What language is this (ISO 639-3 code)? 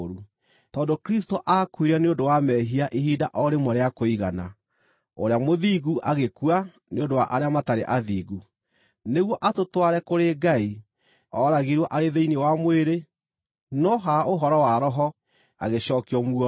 kik